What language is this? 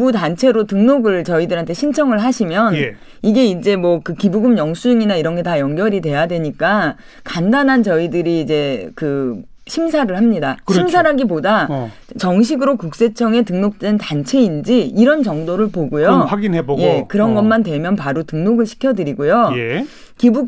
Korean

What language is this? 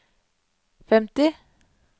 Norwegian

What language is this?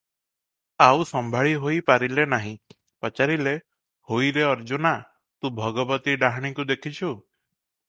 Odia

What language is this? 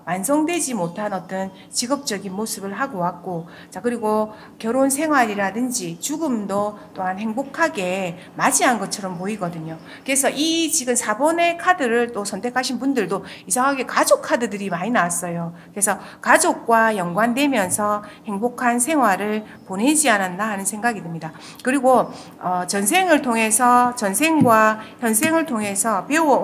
Korean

